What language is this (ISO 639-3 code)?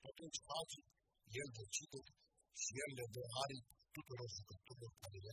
ron